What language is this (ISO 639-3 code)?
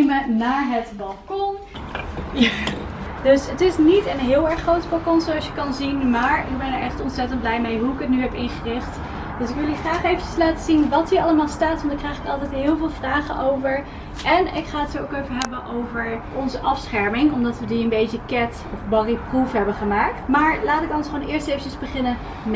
nld